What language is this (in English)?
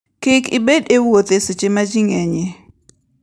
Luo (Kenya and Tanzania)